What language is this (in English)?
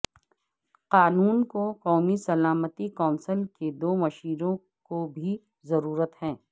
Urdu